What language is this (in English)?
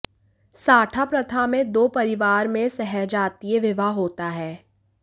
Hindi